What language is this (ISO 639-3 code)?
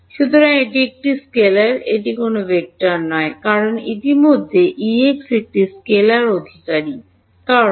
ben